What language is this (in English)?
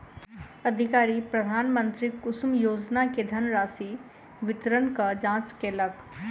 Maithili